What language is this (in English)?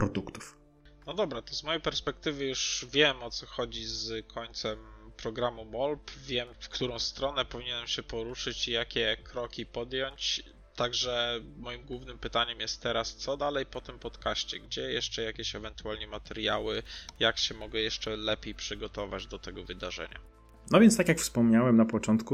Polish